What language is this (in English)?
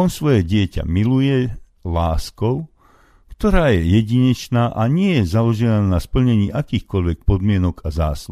Slovak